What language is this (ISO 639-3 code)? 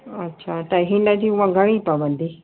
snd